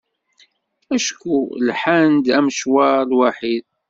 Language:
Kabyle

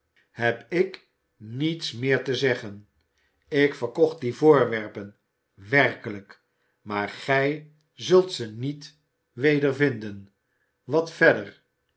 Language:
Dutch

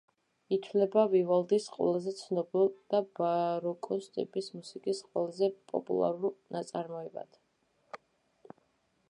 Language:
Georgian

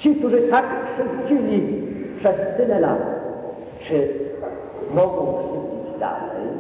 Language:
Polish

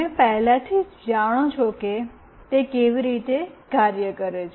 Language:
Gujarati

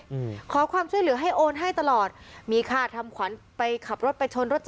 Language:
Thai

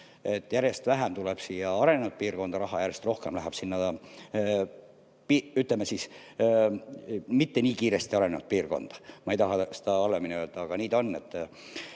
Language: Estonian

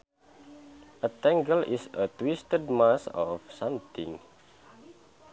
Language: Sundanese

